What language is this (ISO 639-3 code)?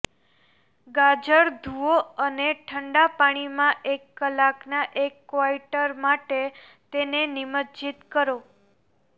guj